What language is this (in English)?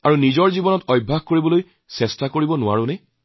Assamese